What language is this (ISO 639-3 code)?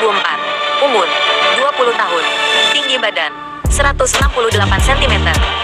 ind